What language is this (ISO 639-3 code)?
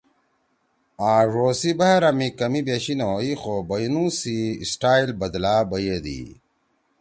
trw